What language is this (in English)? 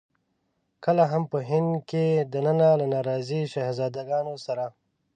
Pashto